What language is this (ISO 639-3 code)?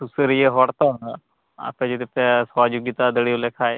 sat